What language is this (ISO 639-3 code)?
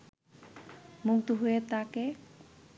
ben